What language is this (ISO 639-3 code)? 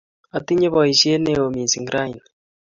kln